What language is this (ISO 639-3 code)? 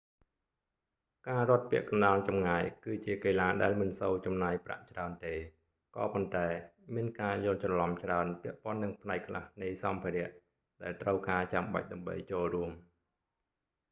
khm